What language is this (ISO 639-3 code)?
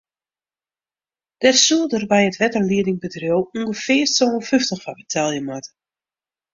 fry